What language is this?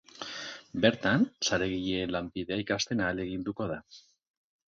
Basque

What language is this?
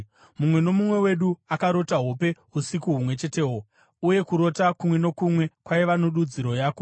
Shona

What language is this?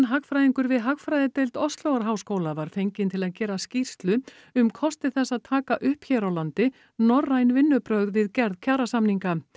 Icelandic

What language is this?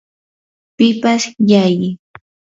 Yanahuanca Pasco Quechua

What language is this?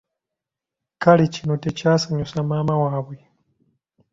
Ganda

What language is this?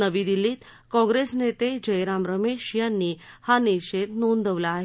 Marathi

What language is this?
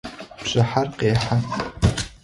Adyghe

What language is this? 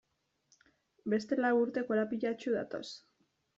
Basque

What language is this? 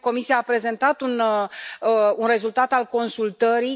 Romanian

